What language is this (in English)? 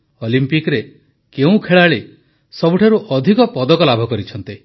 Odia